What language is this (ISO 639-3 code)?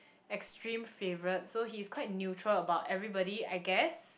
eng